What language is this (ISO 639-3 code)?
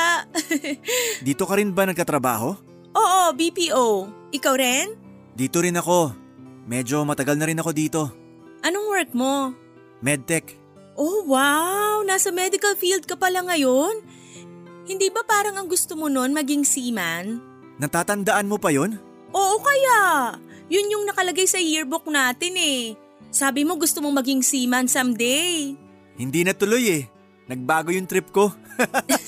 fil